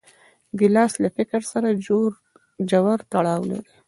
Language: Pashto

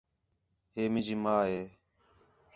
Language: Khetrani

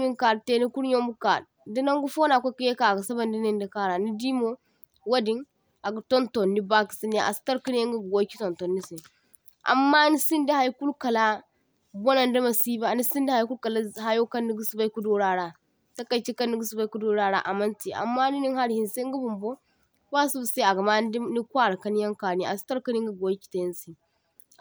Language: Zarma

